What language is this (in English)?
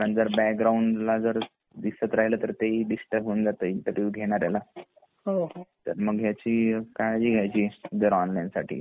Marathi